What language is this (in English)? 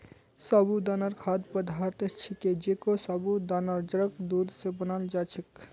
Magahi